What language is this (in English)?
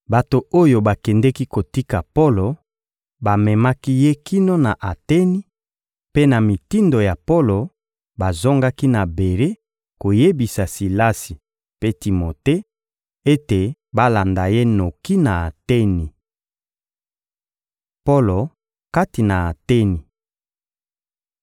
Lingala